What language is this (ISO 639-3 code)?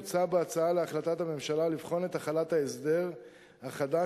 heb